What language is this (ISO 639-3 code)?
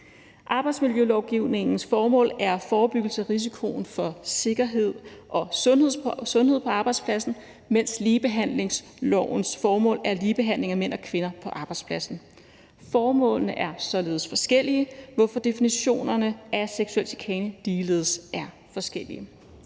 dan